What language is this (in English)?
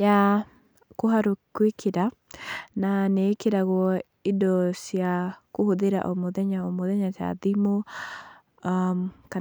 Kikuyu